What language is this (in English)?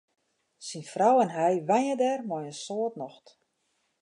Western Frisian